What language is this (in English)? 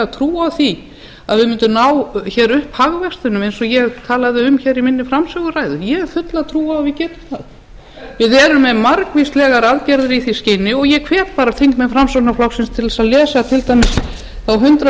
Icelandic